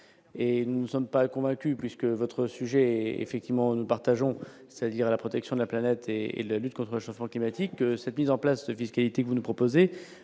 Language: French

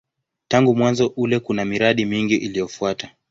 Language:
Swahili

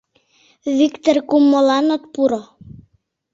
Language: Mari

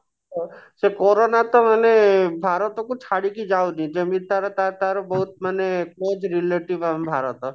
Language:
Odia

